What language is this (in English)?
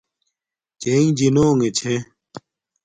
Domaaki